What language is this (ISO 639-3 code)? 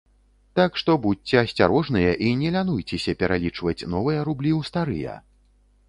bel